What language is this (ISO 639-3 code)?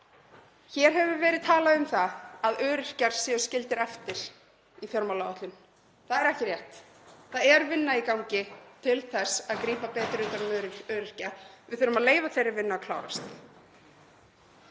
isl